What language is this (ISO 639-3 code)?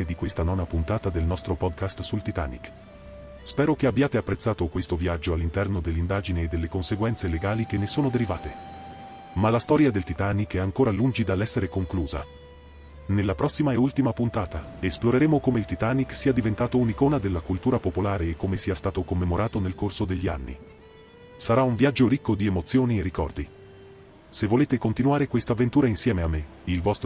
ita